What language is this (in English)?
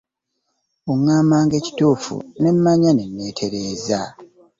Ganda